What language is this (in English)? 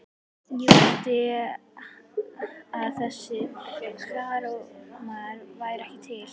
Icelandic